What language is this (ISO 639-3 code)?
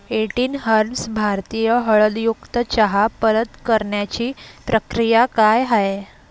mar